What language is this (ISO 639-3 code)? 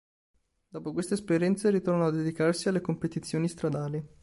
ita